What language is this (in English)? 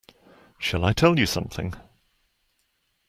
English